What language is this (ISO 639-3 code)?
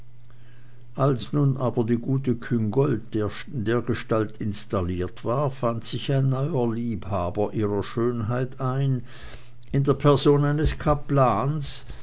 deu